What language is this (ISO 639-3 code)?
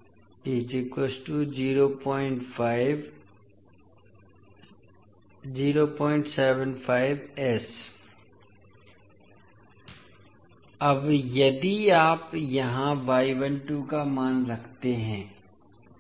hin